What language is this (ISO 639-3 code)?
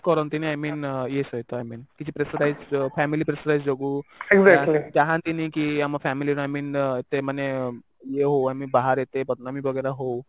ori